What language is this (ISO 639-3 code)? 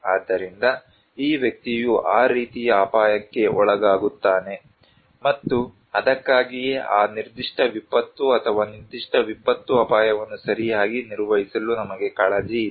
kan